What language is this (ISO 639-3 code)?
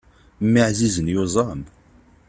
kab